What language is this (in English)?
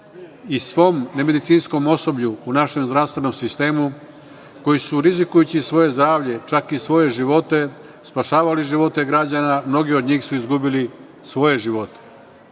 Serbian